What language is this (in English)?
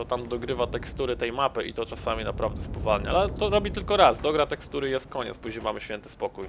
Polish